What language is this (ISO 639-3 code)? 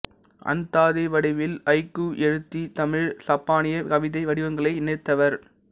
tam